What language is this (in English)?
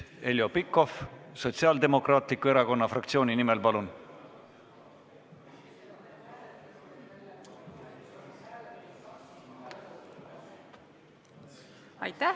Estonian